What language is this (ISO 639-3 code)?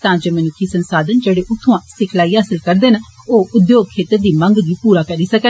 doi